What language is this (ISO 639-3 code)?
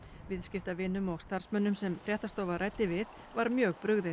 isl